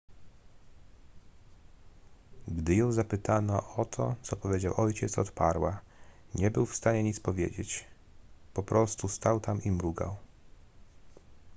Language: Polish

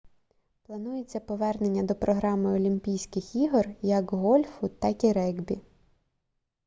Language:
Ukrainian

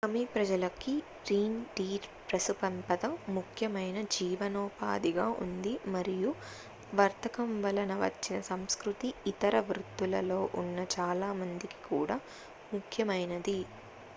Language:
Telugu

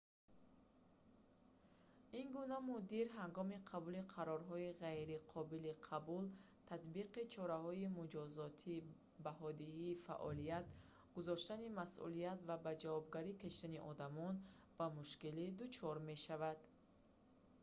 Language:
Tajik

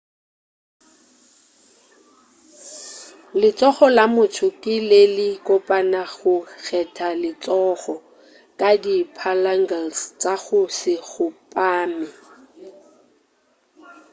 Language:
Northern Sotho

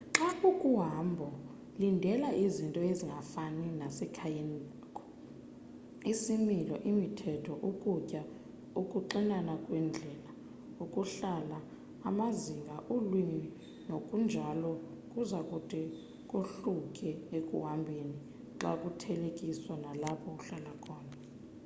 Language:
Xhosa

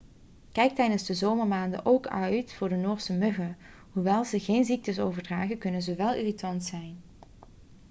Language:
Dutch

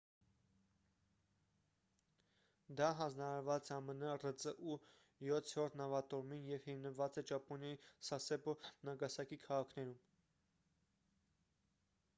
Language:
Armenian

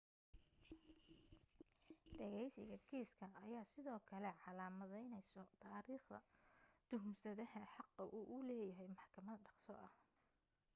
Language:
Somali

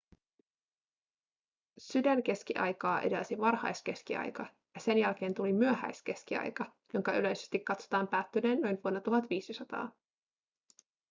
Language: Finnish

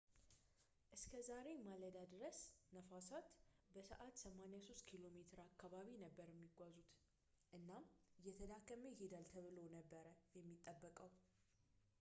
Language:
Amharic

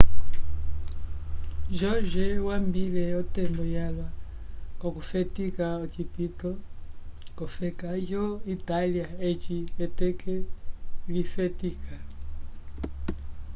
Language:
Umbundu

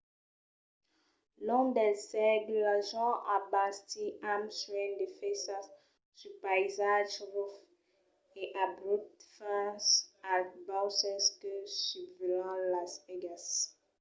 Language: Occitan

